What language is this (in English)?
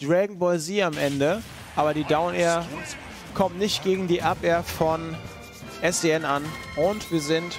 German